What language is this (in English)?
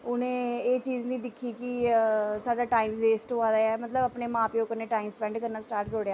Dogri